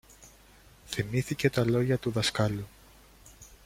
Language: Greek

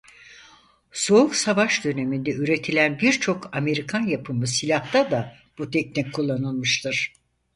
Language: Turkish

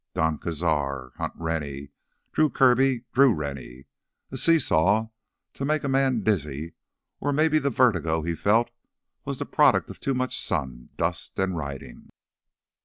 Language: English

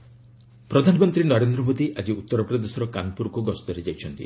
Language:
Odia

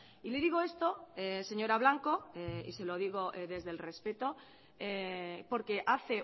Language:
Spanish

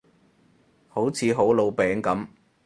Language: Cantonese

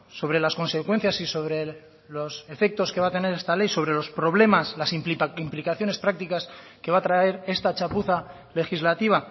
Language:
Spanish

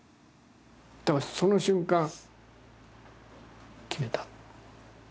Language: Japanese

